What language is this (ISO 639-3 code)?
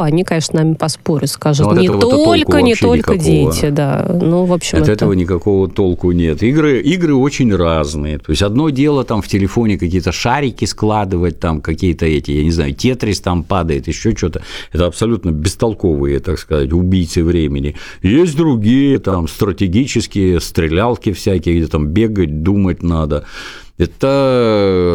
rus